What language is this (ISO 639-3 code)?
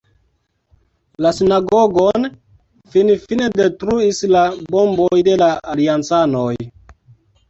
epo